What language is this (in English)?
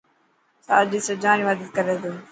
Dhatki